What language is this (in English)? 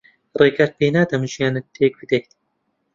Central Kurdish